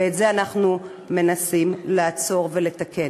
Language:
Hebrew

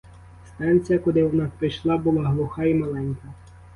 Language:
Ukrainian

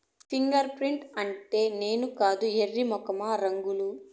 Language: Telugu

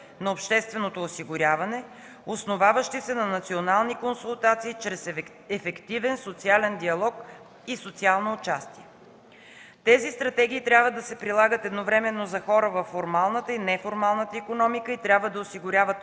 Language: Bulgarian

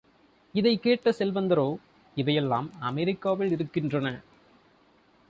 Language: Tamil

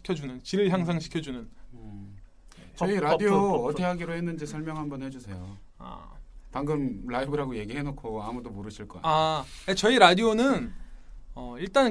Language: Korean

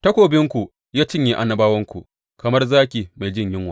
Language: Hausa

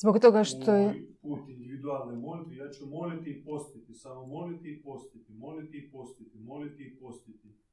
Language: Croatian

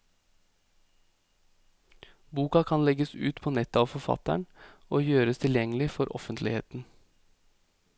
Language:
Norwegian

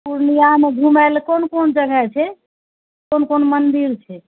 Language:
Maithili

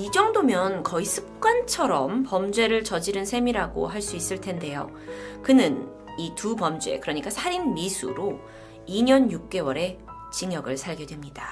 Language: Korean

